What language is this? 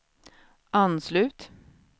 Swedish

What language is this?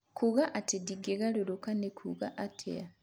Kikuyu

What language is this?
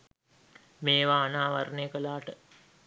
Sinhala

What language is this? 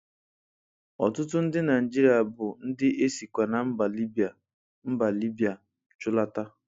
Igbo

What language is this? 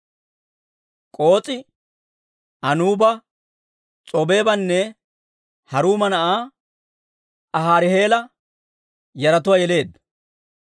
Dawro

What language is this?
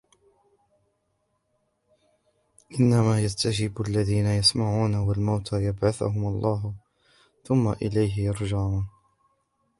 Arabic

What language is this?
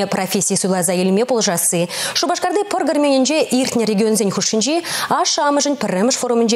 Russian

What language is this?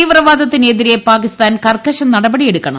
Malayalam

